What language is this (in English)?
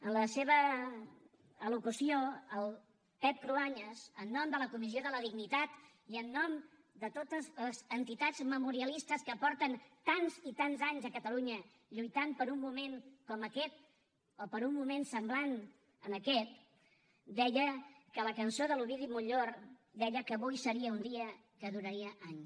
Catalan